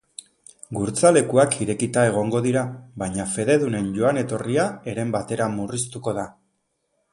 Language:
Basque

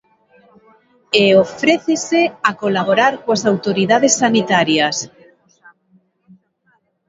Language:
Galician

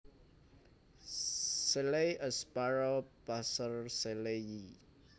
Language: Javanese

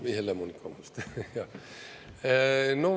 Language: Estonian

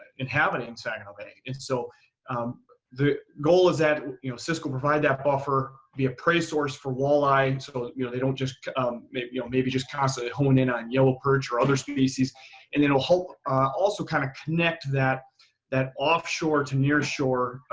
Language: English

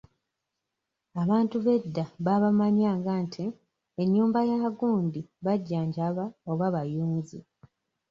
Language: Ganda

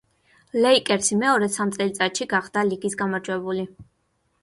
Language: Georgian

